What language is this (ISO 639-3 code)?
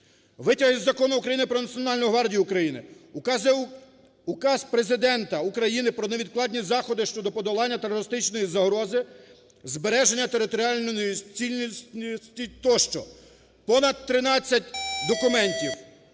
ukr